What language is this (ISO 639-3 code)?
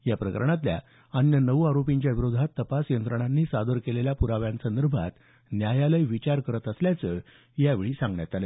mar